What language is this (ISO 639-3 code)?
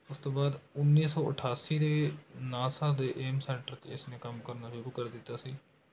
pan